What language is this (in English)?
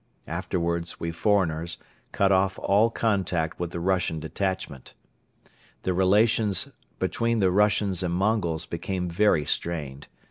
English